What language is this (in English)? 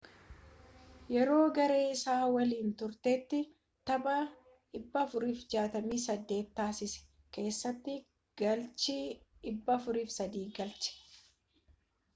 Oromo